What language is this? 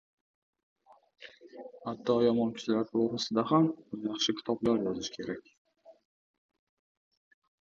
Uzbek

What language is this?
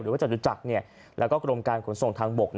Thai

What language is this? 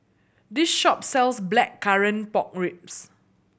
English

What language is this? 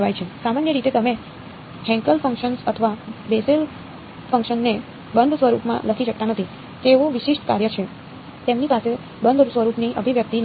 Gujarati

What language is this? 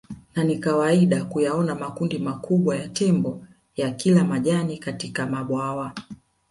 Swahili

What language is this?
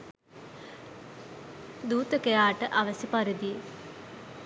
Sinhala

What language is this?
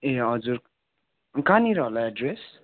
Nepali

